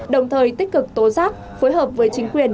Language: Vietnamese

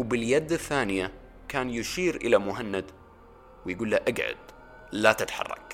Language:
Arabic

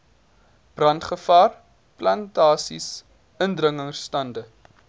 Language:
Afrikaans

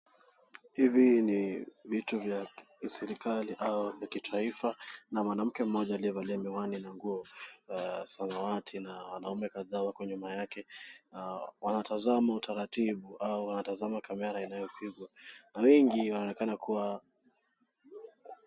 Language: Swahili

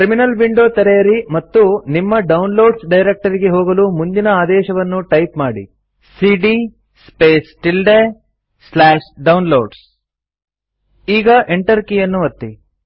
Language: Kannada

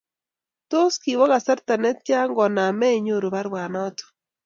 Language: Kalenjin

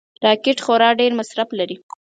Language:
Pashto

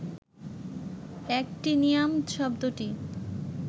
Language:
Bangla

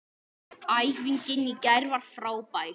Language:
Icelandic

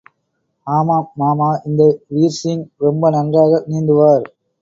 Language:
Tamil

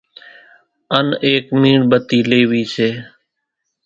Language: Kachi Koli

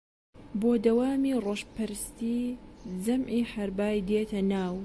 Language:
Central Kurdish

